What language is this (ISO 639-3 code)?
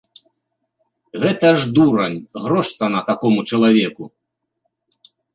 bel